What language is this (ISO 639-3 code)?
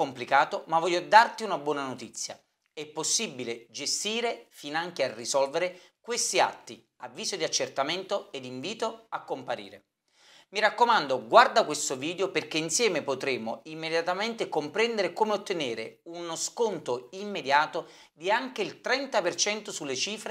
ita